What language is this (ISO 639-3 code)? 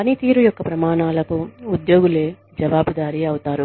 tel